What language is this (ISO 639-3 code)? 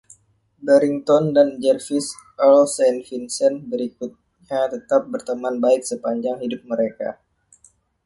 ind